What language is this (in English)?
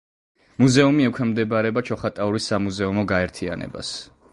Georgian